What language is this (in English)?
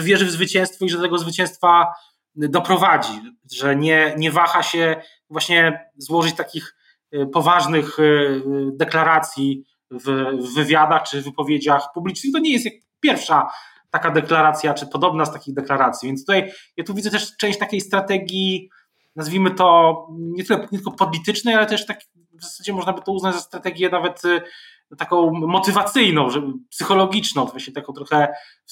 Polish